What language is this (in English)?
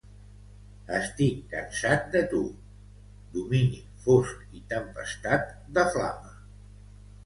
Catalan